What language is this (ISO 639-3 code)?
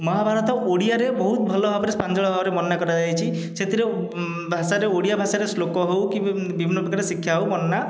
ori